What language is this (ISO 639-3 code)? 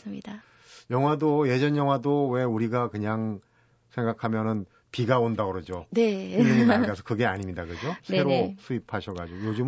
kor